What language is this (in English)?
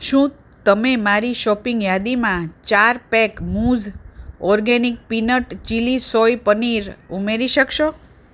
Gujarati